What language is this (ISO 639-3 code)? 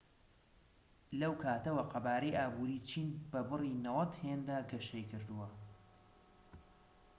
ckb